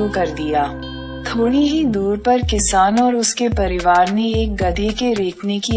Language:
Hindi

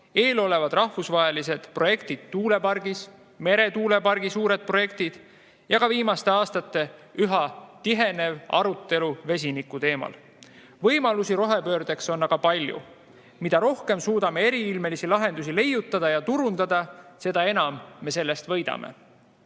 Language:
Estonian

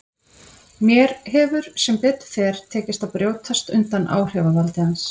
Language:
Icelandic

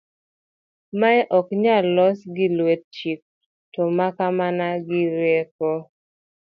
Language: Luo (Kenya and Tanzania)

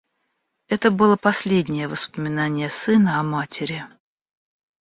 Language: Russian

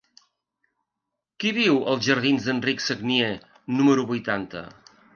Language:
Catalan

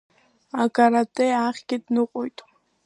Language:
Abkhazian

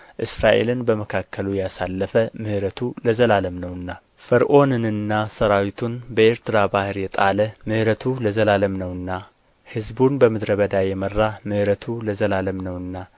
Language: Amharic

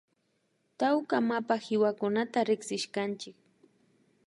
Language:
Imbabura Highland Quichua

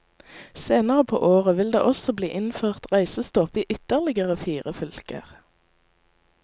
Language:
Norwegian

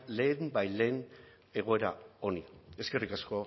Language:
Basque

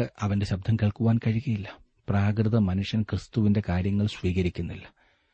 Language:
Malayalam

